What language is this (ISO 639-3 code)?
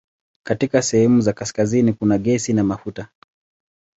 swa